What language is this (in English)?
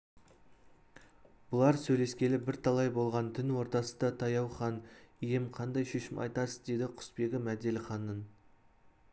Kazakh